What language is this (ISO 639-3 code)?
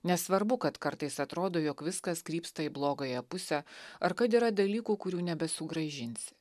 lit